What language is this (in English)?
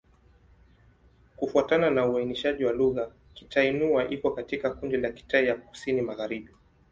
Swahili